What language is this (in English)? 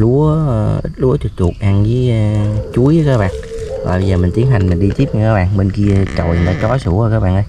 Vietnamese